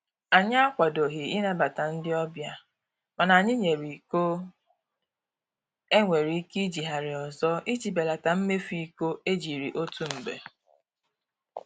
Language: Igbo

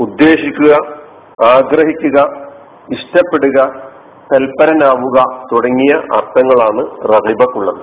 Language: Malayalam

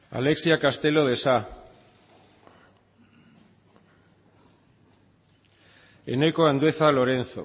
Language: Basque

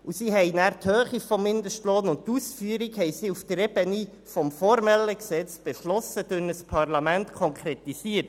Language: Swiss German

